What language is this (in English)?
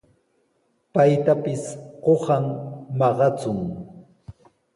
Sihuas Ancash Quechua